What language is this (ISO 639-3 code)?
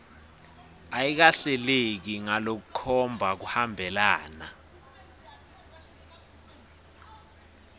ssw